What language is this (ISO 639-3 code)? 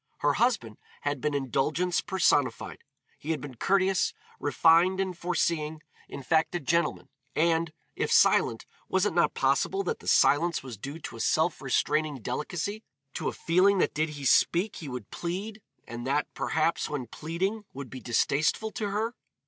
eng